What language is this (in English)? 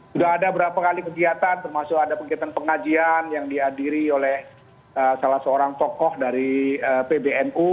Indonesian